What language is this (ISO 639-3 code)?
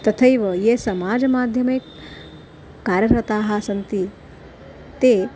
san